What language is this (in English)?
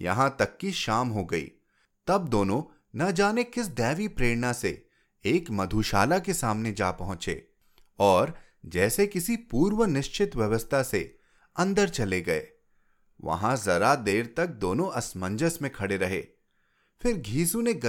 Hindi